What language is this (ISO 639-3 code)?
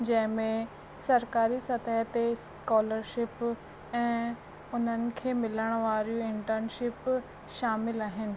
snd